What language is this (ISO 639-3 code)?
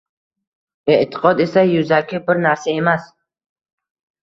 uzb